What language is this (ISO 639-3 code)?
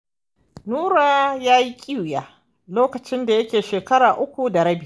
hau